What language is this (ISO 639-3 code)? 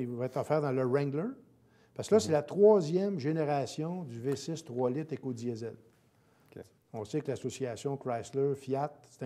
fra